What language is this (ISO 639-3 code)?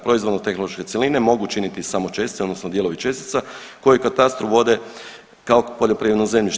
hrv